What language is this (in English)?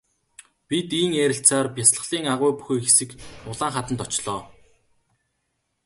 Mongolian